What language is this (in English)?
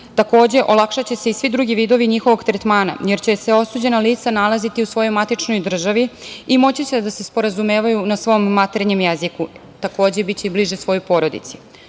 Serbian